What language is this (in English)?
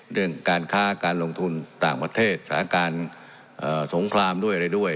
Thai